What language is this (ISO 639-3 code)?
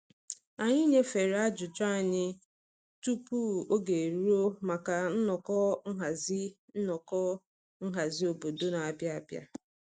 ibo